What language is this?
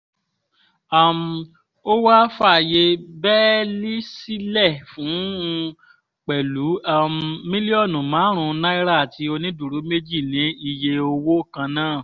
Yoruba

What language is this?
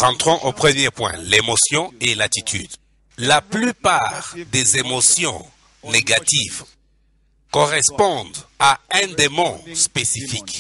French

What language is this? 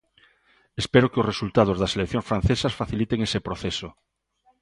Galician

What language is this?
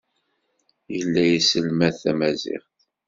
Kabyle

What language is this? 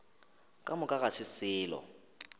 Northern Sotho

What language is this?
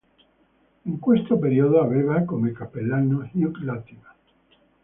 Italian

